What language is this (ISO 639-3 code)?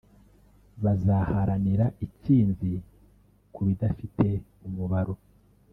kin